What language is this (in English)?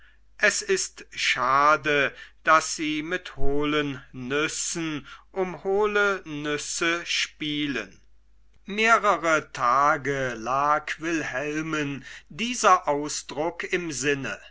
German